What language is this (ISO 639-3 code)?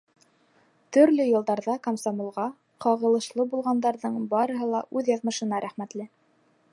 bak